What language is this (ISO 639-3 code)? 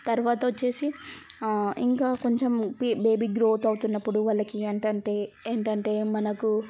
tel